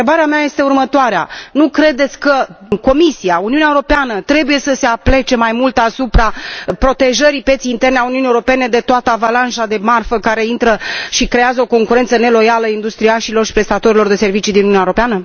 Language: Romanian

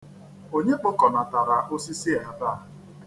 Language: Igbo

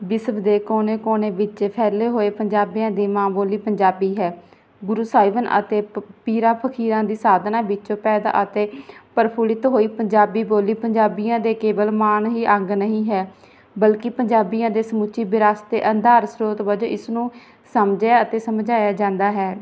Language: Punjabi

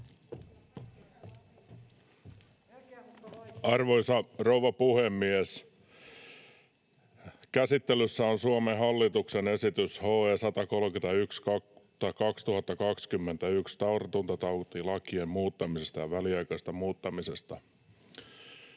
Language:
Finnish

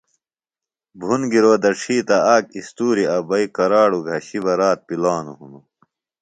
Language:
Phalura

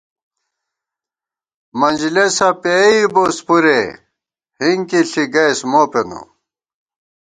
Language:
Gawar-Bati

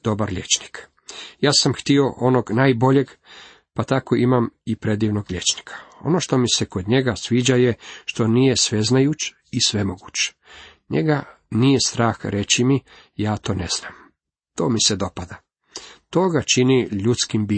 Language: Croatian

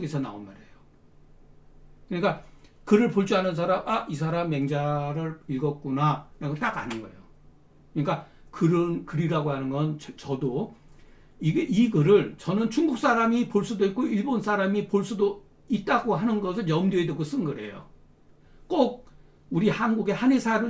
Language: Korean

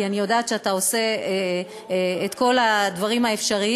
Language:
Hebrew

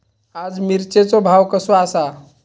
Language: Marathi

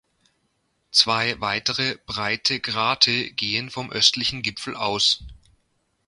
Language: German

